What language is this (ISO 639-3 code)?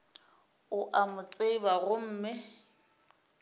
nso